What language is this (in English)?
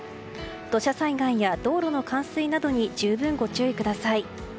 Japanese